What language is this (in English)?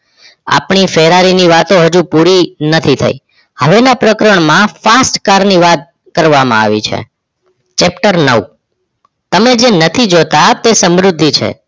Gujarati